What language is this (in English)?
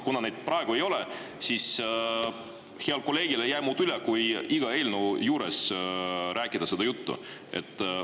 Estonian